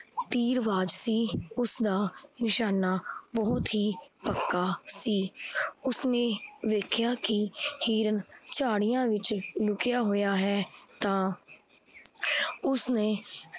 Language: Punjabi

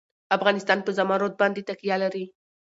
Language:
Pashto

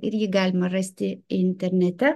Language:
Lithuanian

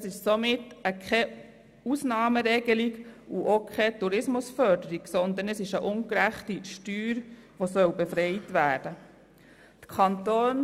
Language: Swiss German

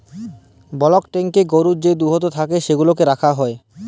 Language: Bangla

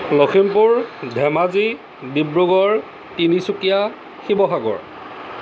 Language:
Assamese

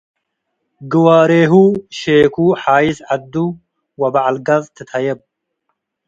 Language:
Tigre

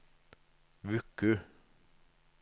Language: Norwegian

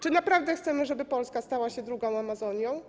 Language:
Polish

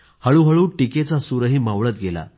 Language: Marathi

